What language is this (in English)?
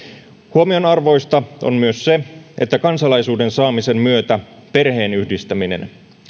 Finnish